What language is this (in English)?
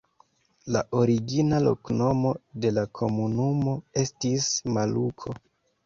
Esperanto